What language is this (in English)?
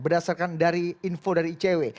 Indonesian